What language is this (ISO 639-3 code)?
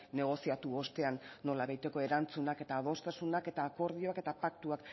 eus